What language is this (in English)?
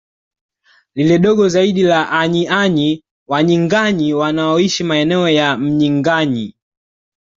Swahili